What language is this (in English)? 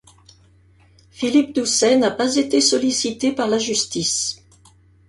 French